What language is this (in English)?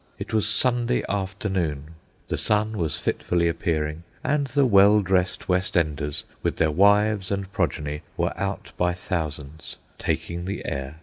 English